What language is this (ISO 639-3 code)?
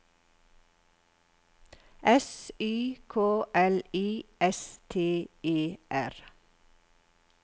nor